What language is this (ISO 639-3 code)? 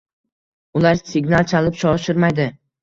uzb